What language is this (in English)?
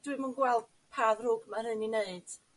Welsh